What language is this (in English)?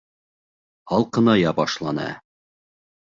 Bashkir